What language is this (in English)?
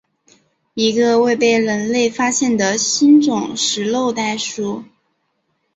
Chinese